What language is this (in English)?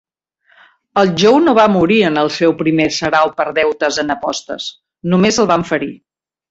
Catalan